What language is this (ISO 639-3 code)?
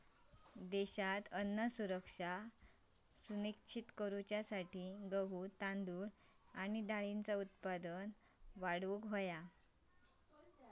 mar